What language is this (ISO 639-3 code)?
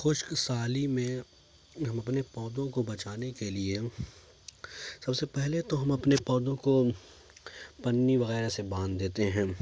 urd